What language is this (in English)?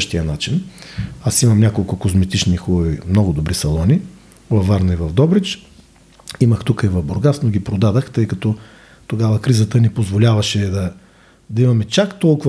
Bulgarian